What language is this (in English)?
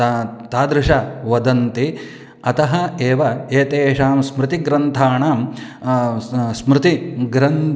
Sanskrit